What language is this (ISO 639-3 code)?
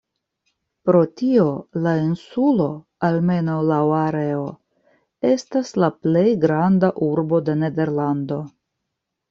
epo